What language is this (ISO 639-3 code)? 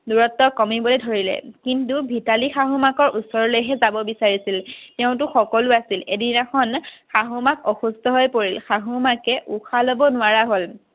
asm